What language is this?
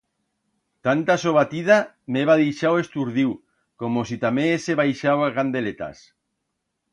Aragonese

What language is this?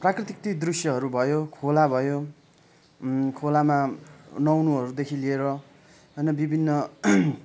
Nepali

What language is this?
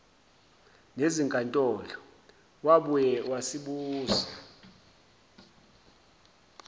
Zulu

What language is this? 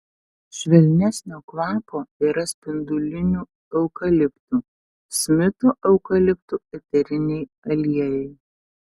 Lithuanian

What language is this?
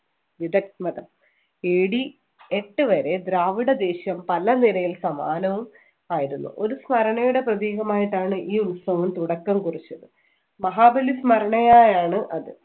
Malayalam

